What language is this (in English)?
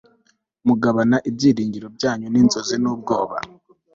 Kinyarwanda